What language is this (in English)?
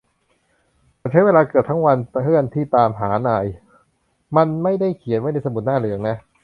Thai